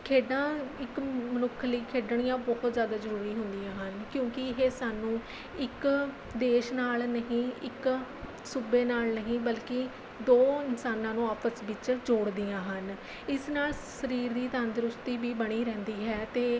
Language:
Punjabi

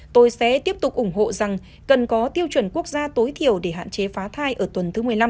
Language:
Vietnamese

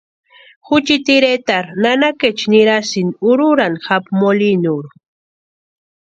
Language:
Western Highland Purepecha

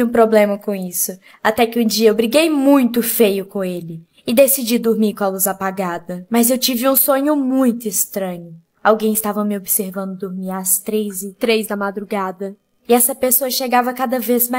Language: Portuguese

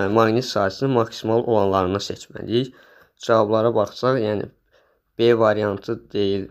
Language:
Turkish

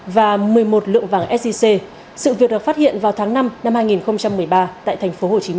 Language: Vietnamese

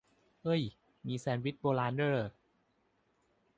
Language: Thai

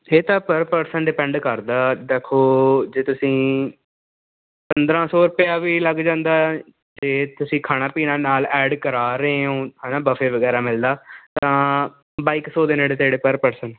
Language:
Punjabi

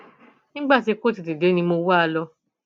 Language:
Yoruba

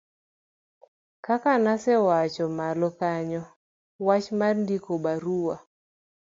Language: Luo (Kenya and Tanzania)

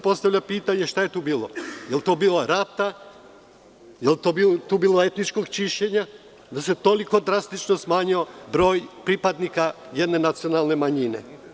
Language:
Serbian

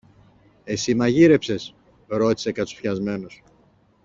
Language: Greek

